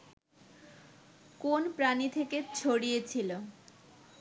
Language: Bangla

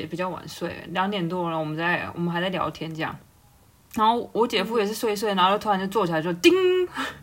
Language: Chinese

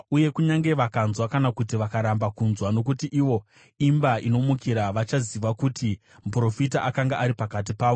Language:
Shona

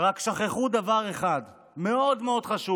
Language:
Hebrew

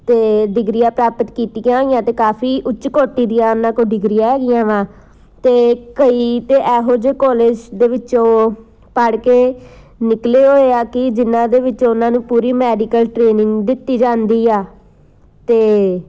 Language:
Punjabi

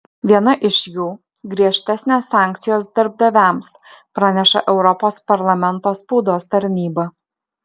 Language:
Lithuanian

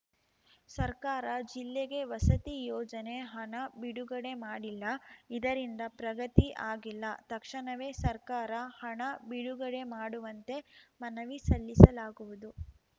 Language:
Kannada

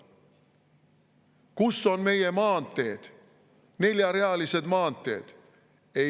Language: Estonian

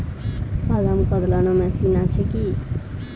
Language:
Bangla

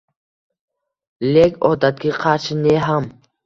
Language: Uzbek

